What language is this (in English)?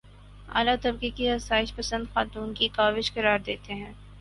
Urdu